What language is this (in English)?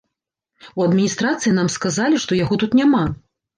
Belarusian